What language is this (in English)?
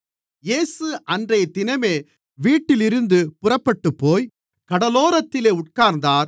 Tamil